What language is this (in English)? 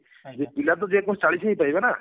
Odia